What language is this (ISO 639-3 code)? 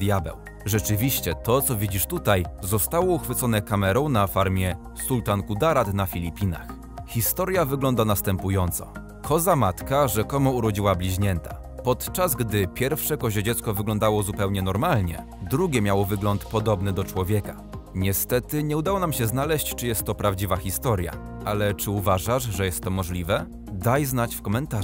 pol